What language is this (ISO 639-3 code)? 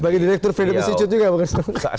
ind